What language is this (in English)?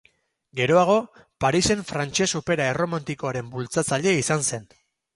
Basque